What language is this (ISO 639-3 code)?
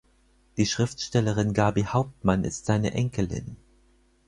deu